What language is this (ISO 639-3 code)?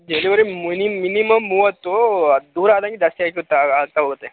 kan